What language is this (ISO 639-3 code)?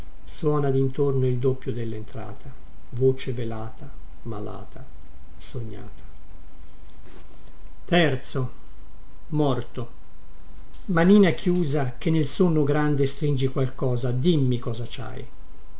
ita